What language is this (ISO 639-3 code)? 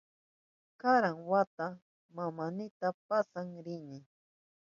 qup